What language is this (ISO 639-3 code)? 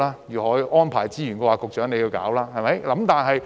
yue